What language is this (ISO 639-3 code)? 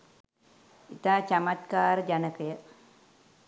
sin